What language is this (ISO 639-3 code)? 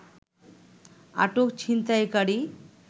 ben